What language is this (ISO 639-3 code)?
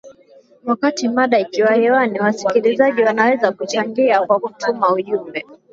swa